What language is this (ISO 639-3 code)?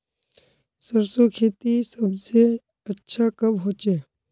mag